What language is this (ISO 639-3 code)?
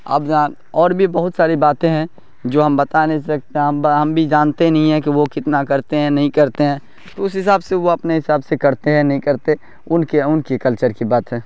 urd